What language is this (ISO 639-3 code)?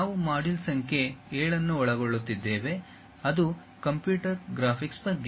kan